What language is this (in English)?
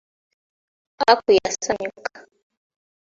Ganda